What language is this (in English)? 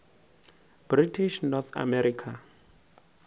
Northern Sotho